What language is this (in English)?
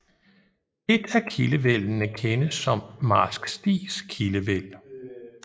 Danish